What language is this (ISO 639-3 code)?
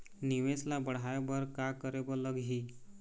hne